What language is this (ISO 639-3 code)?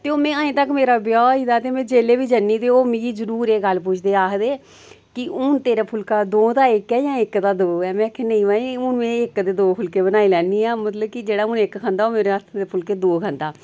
doi